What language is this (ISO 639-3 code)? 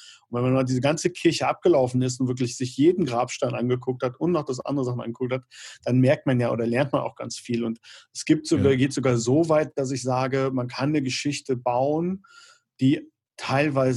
deu